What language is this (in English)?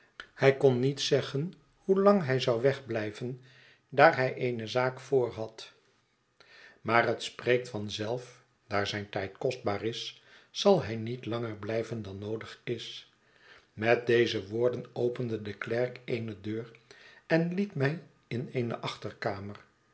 Dutch